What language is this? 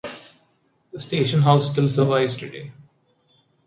English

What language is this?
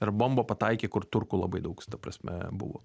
Lithuanian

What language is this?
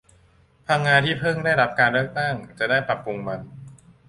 Thai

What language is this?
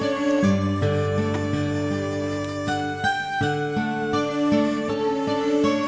Indonesian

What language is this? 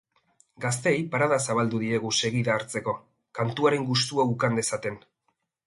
Basque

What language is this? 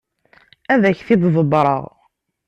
Kabyle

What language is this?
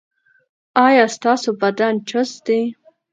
Pashto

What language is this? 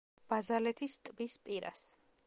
Georgian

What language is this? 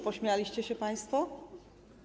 Polish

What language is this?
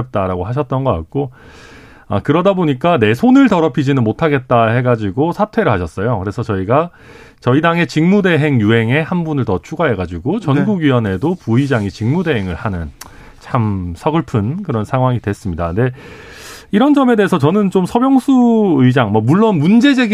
Korean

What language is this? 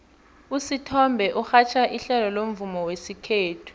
South Ndebele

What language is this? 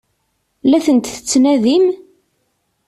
Kabyle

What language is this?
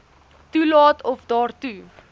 Afrikaans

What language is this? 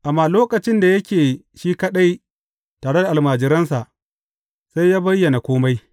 Hausa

